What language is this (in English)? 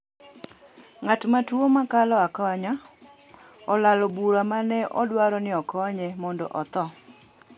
Luo (Kenya and Tanzania)